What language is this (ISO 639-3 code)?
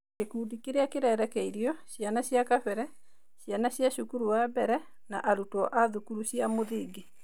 kik